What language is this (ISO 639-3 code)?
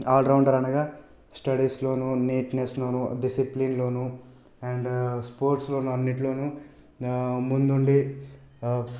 tel